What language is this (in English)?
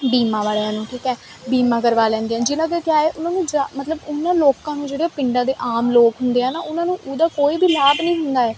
Punjabi